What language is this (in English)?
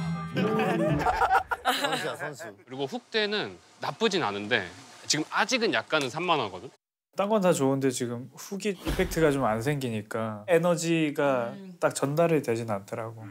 Korean